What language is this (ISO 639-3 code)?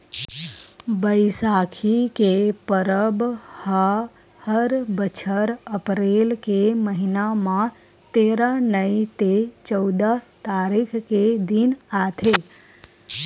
hne